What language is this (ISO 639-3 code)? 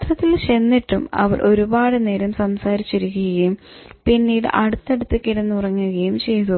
mal